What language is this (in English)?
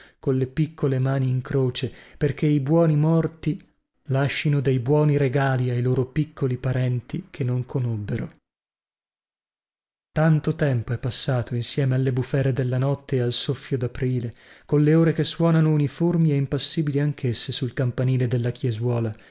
Italian